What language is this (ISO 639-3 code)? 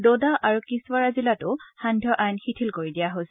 asm